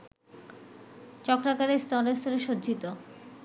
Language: Bangla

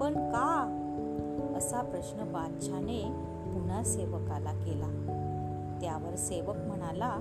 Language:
Marathi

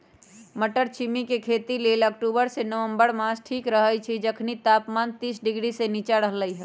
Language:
Magahi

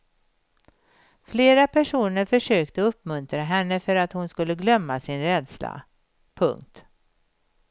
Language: Swedish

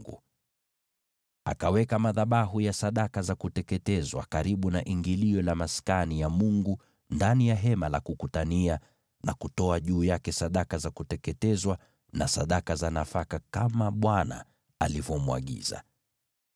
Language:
Swahili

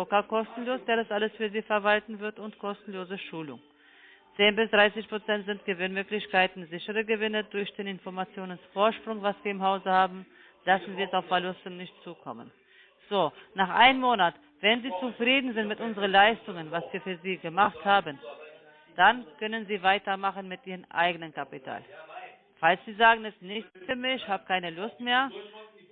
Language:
German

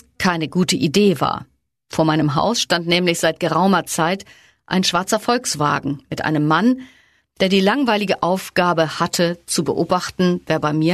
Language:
German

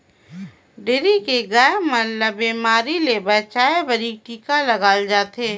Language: Chhattisgarhi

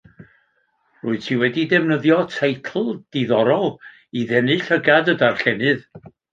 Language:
Welsh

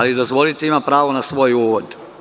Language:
Serbian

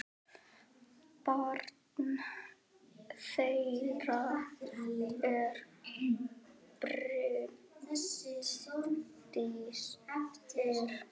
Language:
Icelandic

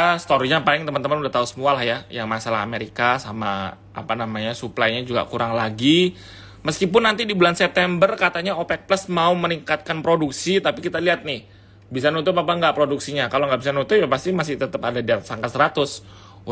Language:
Indonesian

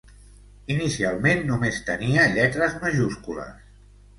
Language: Catalan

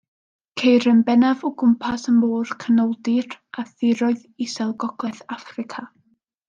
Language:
Welsh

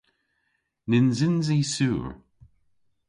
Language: Cornish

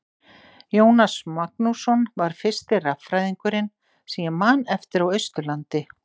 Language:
Icelandic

